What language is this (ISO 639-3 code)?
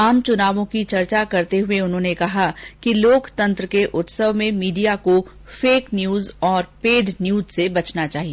hin